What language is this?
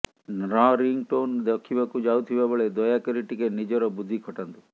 Odia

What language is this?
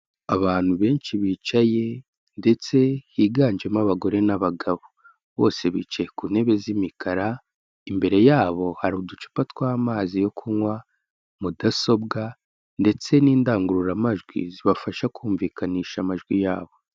Kinyarwanda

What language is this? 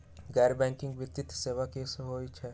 Magahi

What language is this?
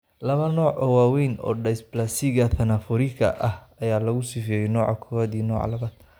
Somali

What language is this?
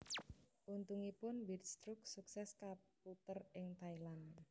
Javanese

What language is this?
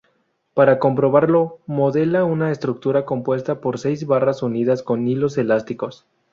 Spanish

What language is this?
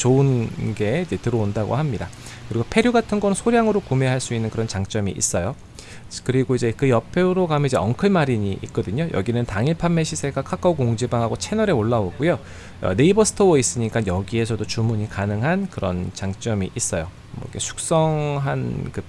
Korean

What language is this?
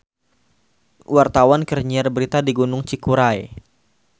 Sundanese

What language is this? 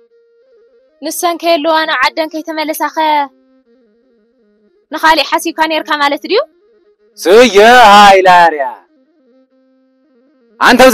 Arabic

